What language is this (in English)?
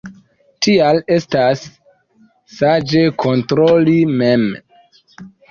Esperanto